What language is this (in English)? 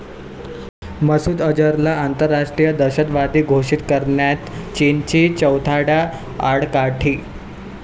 Marathi